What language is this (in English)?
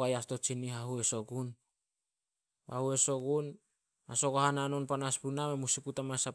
Solos